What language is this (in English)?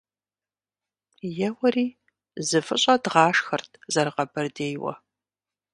Kabardian